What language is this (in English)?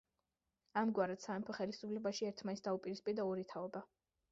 Georgian